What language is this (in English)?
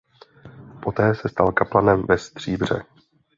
Czech